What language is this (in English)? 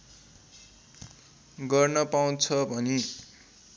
Nepali